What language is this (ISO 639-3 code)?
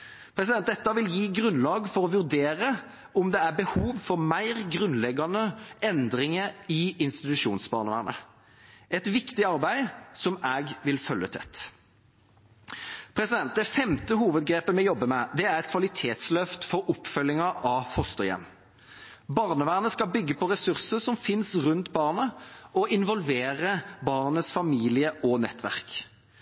nob